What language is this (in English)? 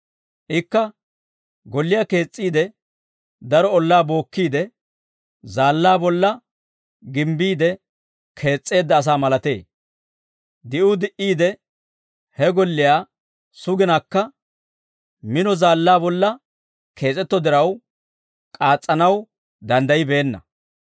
Dawro